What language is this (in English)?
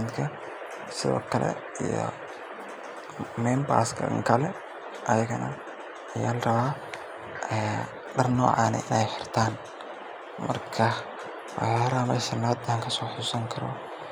Somali